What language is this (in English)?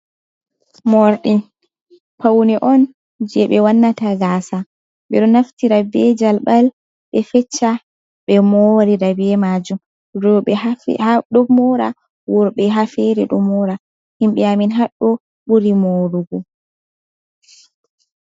Fula